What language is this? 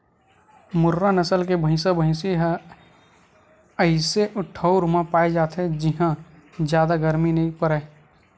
Chhattisgarhi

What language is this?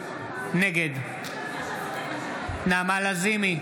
Hebrew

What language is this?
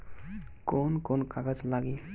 Bhojpuri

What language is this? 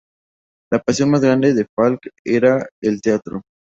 Spanish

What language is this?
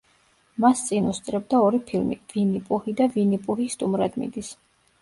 Georgian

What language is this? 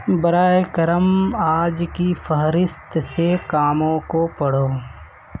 Urdu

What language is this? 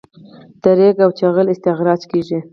Pashto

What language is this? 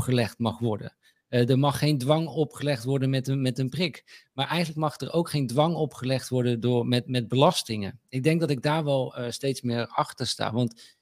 Dutch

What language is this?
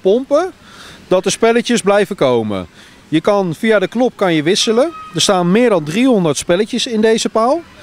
Dutch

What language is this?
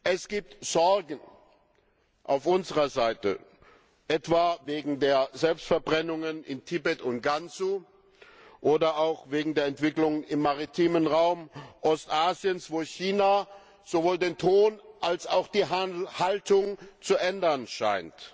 German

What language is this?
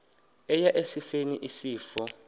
Xhosa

